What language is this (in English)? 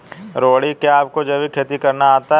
Hindi